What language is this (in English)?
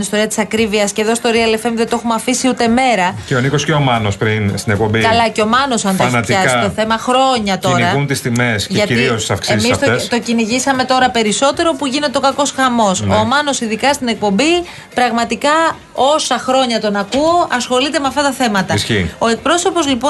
Greek